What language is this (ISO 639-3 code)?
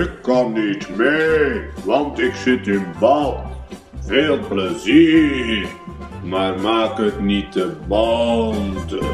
nld